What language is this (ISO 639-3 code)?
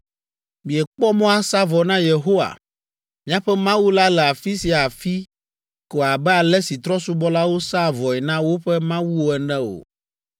ewe